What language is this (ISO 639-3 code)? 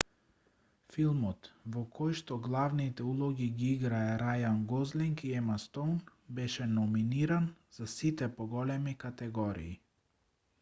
mkd